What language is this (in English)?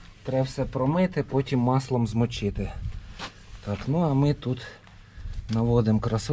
Ukrainian